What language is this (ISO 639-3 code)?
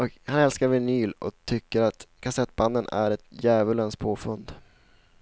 swe